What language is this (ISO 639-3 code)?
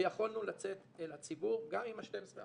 heb